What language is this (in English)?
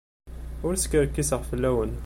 Kabyle